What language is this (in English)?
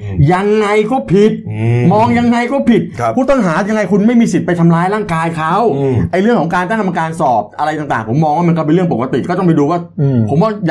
Thai